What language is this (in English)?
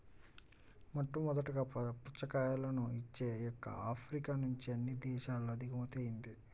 Telugu